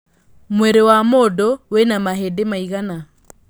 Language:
Kikuyu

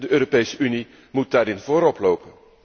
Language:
Dutch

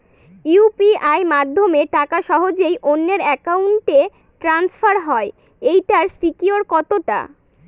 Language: Bangla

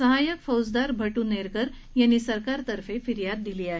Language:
Marathi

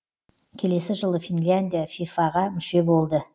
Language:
Kazakh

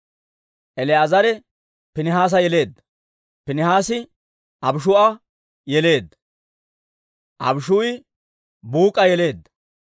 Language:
Dawro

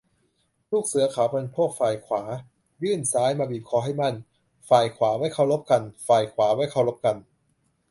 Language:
Thai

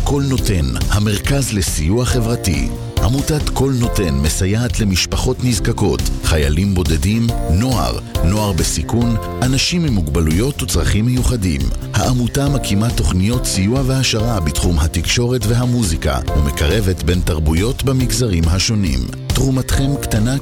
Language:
Hebrew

